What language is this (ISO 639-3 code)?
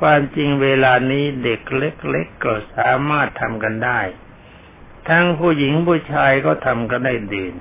tha